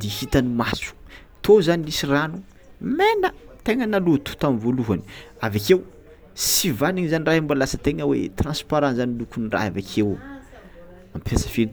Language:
Tsimihety Malagasy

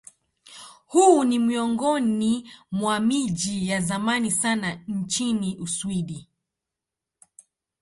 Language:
Swahili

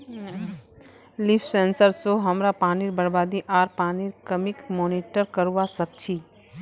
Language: Magahi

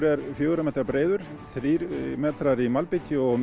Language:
Icelandic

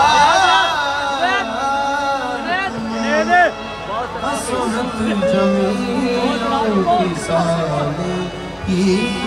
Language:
Arabic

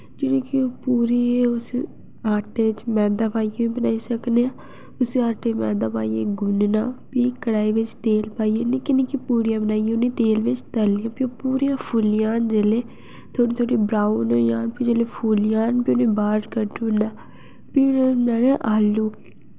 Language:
Dogri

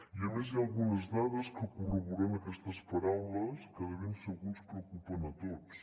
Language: Catalan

